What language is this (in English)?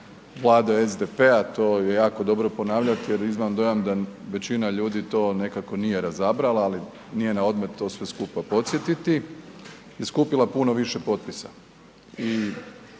Croatian